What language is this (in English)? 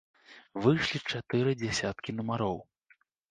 Belarusian